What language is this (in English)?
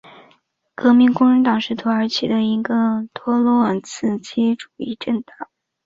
Chinese